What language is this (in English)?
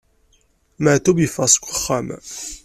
Kabyle